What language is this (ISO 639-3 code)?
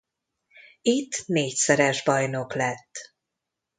hun